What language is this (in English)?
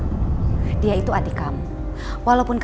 Indonesian